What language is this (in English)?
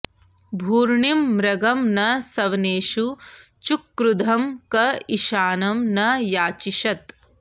Sanskrit